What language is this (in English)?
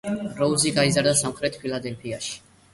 Georgian